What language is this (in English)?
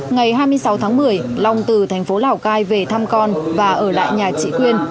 Vietnamese